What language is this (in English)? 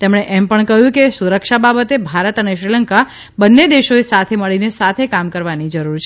Gujarati